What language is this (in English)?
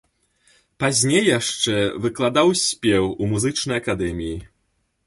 Belarusian